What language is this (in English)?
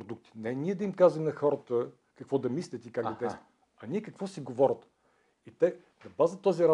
Bulgarian